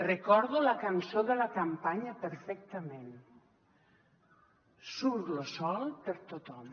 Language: Catalan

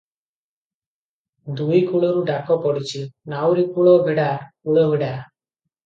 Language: Odia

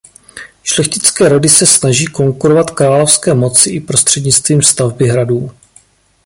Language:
Czech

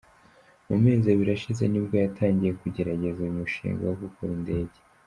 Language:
Kinyarwanda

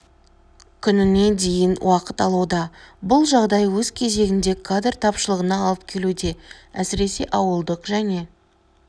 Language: Kazakh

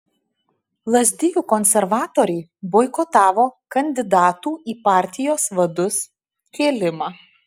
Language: Lithuanian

